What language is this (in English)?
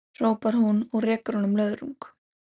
Icelandic